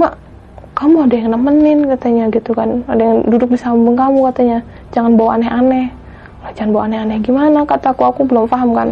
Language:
Indonesian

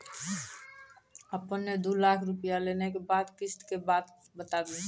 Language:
Maithili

